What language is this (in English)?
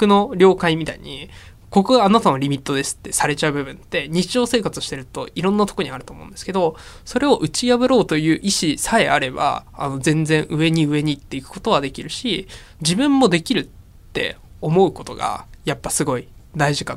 Japanese